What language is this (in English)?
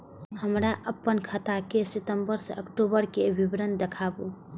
Maithili